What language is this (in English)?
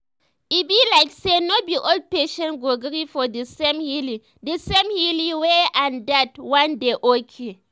Nigerian Pidgin